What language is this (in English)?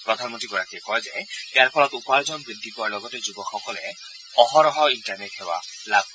Assamese